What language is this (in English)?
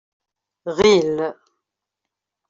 Kabyle